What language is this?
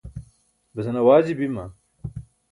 Burushaski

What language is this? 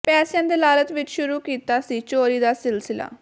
Punjabi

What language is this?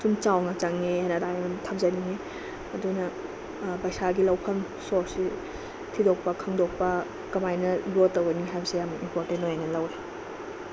Manipuri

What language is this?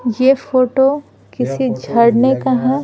Hindi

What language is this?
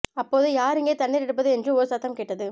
Tamil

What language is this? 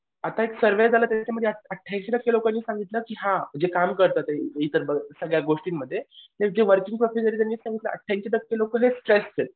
Marathi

